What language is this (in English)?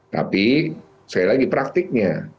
Indonesian